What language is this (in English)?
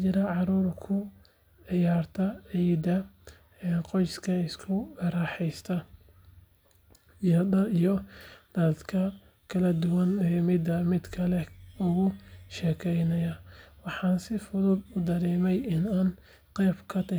Somali